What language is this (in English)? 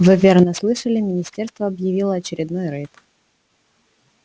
Russian